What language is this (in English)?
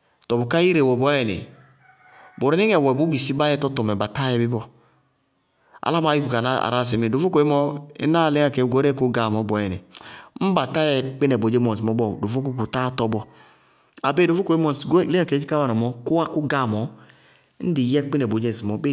Bago-Kusuntu